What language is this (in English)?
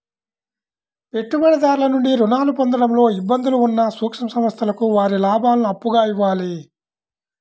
Telugu